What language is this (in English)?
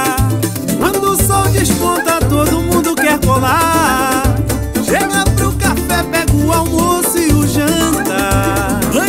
Portuguese